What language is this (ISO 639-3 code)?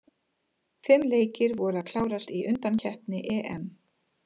isl